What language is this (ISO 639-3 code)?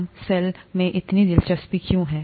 hin